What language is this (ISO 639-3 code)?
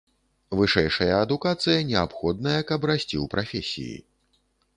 bel